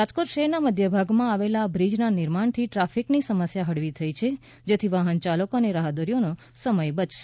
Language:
Gujarati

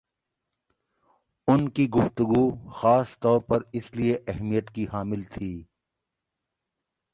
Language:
Urdu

